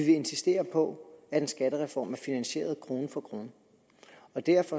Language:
Danish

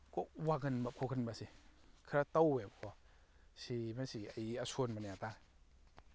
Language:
Manipuri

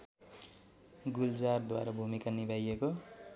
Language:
Nepali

